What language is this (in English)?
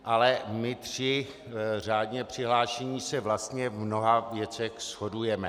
Czech